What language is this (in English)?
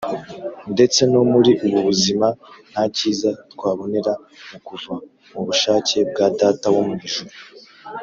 Kinyarwanda